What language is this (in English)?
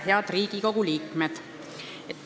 Estonian